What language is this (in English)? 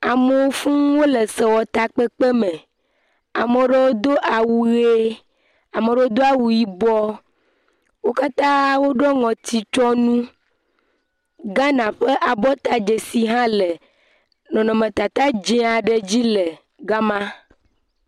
Ewe